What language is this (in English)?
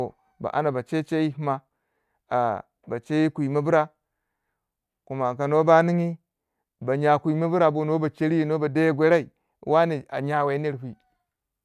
Waja